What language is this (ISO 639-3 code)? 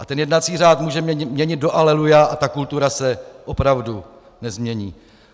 ces